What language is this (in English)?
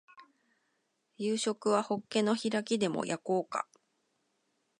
Japanese